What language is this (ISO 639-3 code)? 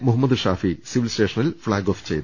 mal